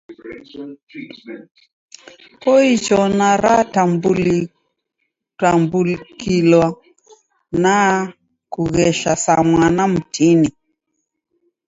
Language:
Taita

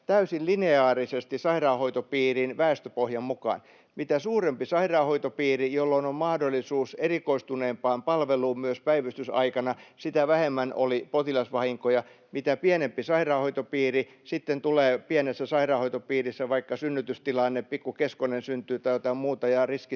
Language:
Finnish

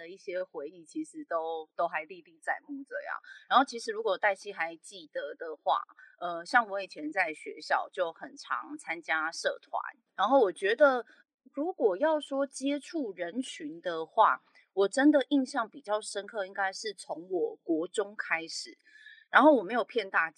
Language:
Chinese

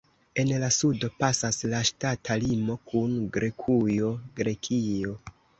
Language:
Esperanto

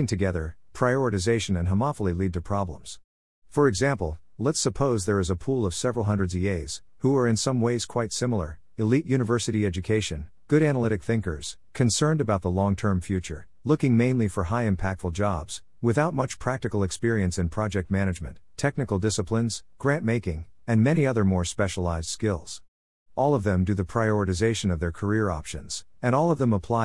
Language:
English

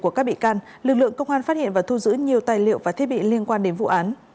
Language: Vietnamese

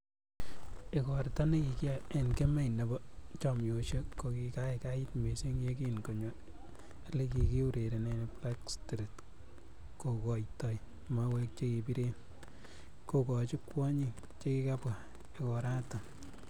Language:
Kalenjin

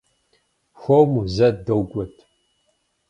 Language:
Kabardian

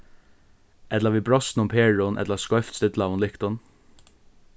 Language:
Faroese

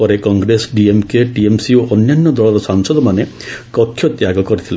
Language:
Odia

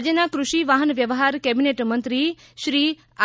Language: Gujarati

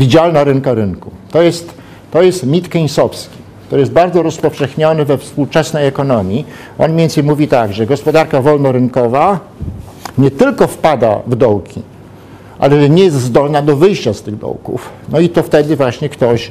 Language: Polish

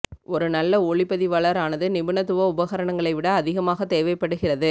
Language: Tamil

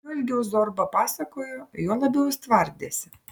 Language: Lithuanian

